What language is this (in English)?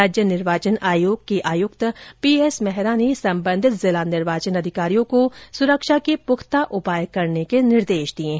Hindi